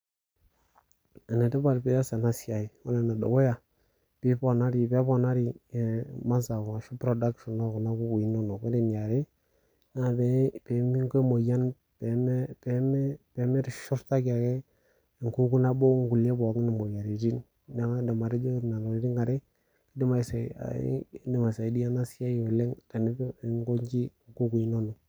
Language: Masai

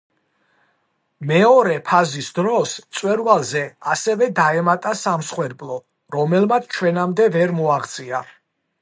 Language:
Georgian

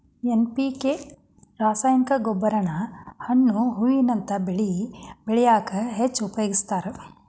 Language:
Kannada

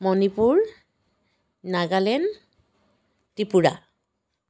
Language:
Assamese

